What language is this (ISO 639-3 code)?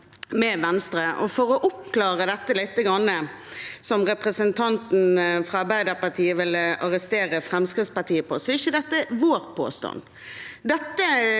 nor